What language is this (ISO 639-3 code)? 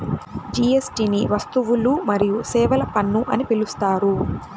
tel